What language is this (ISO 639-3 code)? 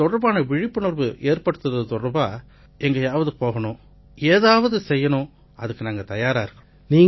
tam